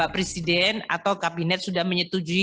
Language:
Indonesian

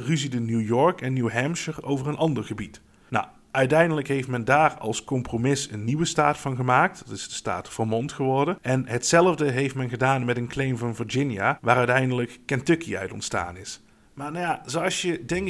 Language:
Dutch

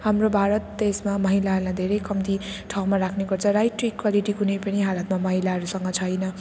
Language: Nepali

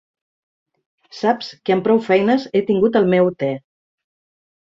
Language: Catalan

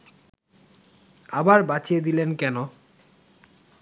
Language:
Bangla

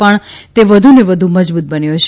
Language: Gujarati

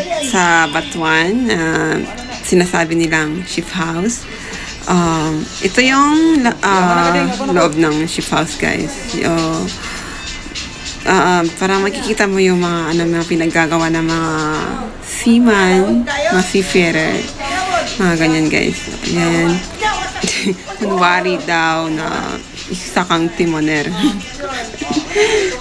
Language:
Filipino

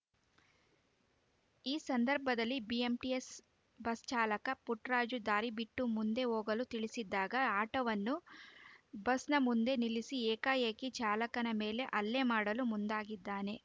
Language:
Kannada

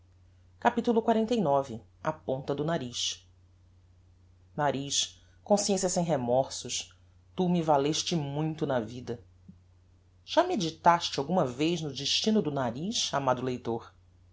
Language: Portuguese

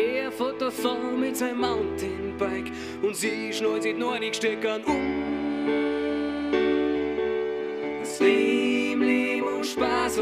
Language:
German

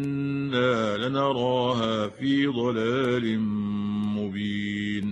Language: Arabic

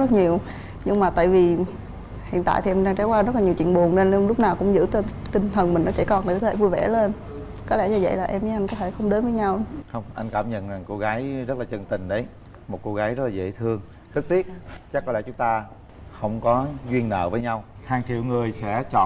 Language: Vietnamese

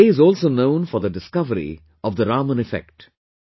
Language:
English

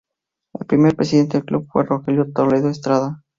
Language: Spanish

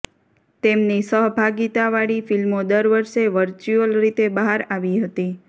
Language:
Gujarati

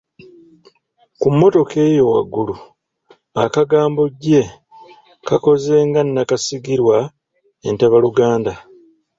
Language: Ganda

